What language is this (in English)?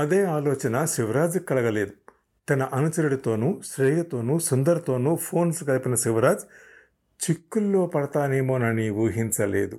Telugu